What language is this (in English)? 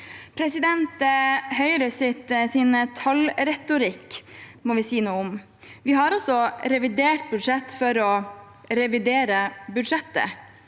Norwegian